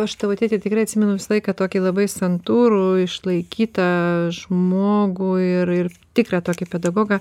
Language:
Lithuanian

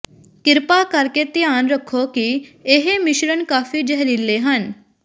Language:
Punjabi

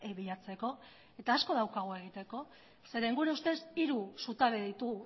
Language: Basque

